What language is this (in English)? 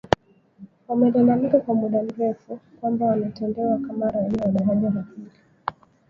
Swahili